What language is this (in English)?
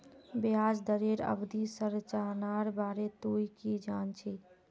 Magahi